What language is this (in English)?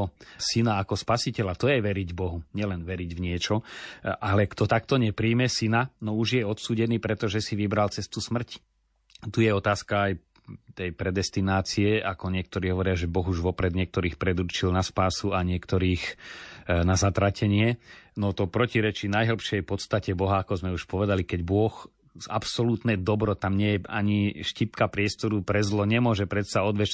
Slovak